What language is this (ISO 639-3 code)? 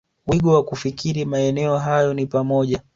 swa